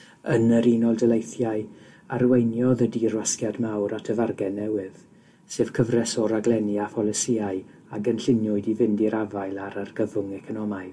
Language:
Welsh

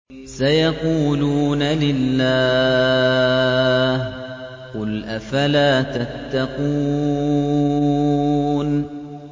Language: Arabic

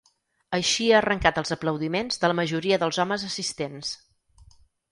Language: Catalan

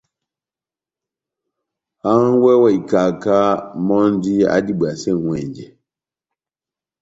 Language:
Batanga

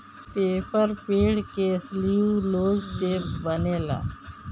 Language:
Bhojpuri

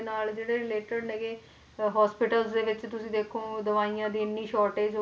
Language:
Punjabi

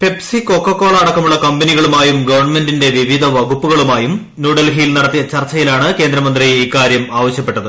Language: Malayalam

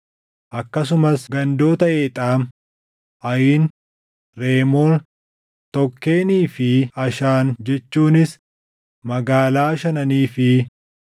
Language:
Oromo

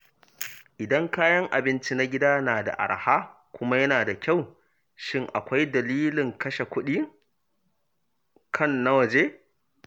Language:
Hausa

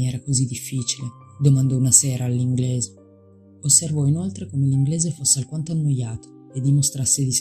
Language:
Italian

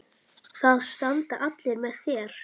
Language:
Icelandic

